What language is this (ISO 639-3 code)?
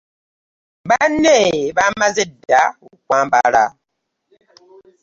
lug